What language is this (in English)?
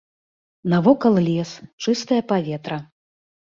Belarusian